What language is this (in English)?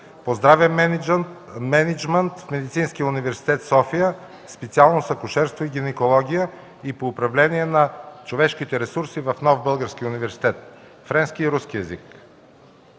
Bulgarian